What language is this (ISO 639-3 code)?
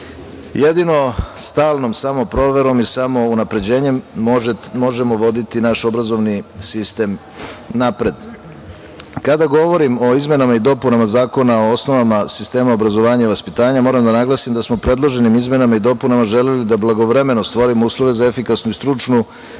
srp